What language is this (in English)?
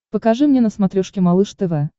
Russian